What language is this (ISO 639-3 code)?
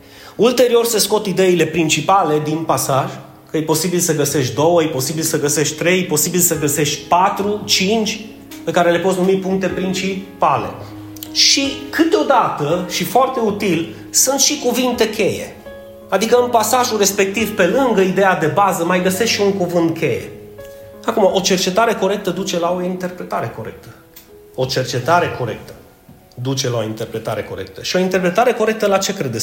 ron